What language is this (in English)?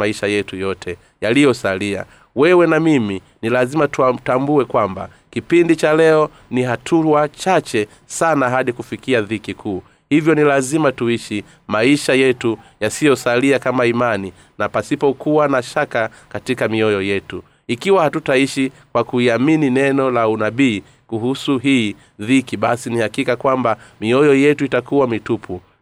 Swahili